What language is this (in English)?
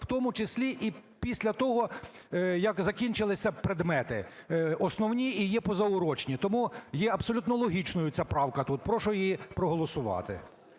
Ukrainian